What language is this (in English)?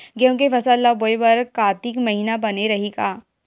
Chhattisgarhi